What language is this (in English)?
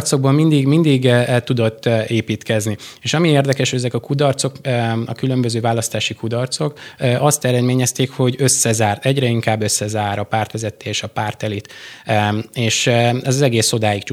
Hungarian